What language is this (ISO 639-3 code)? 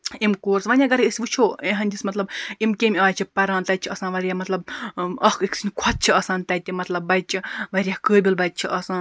kas